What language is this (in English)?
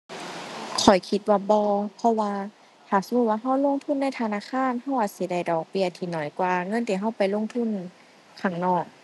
Thai